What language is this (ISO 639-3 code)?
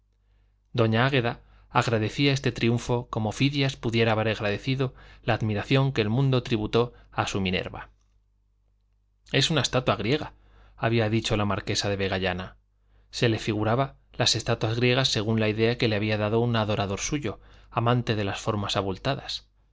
spa